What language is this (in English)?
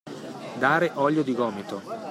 Italian